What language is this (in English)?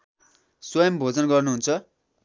Nepali